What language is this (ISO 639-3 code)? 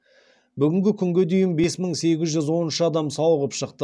kaz